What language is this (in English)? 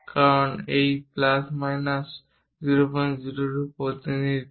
Bangla